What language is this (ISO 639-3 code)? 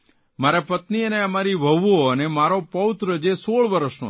guj